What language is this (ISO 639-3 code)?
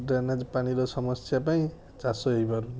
ori